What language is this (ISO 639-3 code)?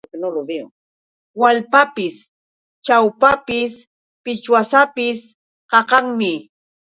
qux